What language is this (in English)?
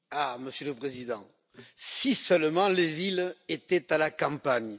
French